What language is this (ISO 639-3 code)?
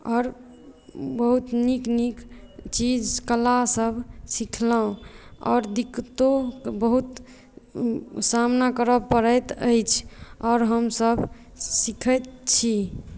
mai